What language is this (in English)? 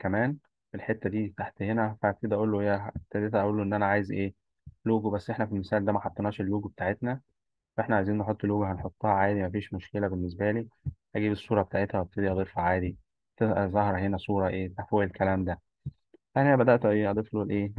Arabic